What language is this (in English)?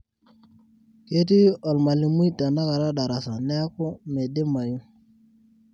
Masai